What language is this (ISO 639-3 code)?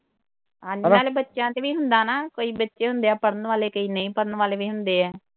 pan